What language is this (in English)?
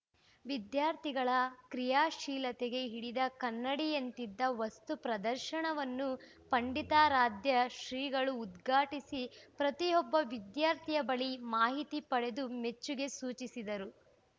Kannada